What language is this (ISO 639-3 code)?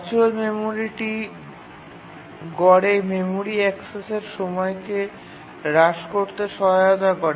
ben